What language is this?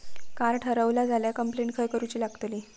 Marathi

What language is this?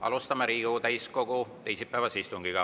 Estonian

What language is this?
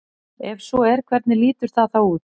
Icelandic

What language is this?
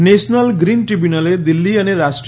Gujarati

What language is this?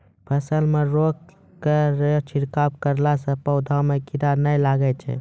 Maithili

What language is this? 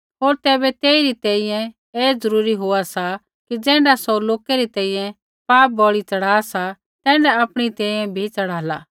Kullu Pahari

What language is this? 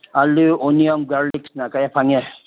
Manipuri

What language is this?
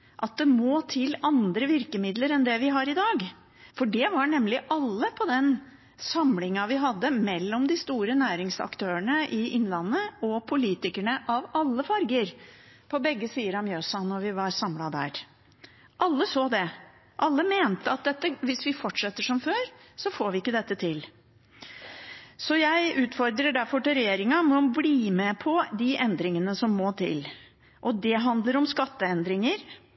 Norwegian Bokmål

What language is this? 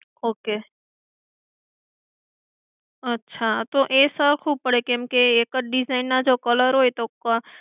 Gujarati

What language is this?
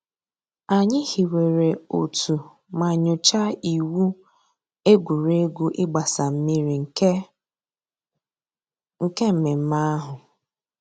Igbo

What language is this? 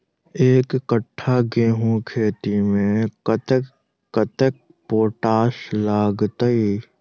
Maithili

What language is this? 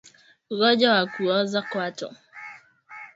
Swahili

